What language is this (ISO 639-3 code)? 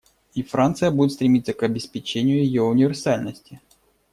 rus